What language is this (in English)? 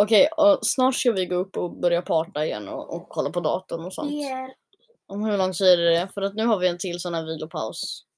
Swedish